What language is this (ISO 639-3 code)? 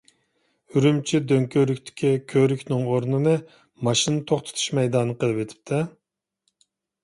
uig